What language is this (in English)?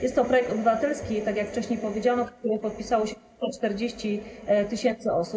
Polish